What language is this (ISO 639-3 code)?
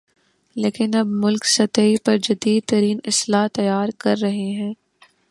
urd